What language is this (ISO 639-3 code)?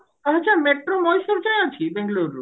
ori